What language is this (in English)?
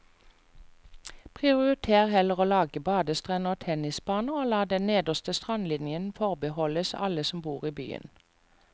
Norwegian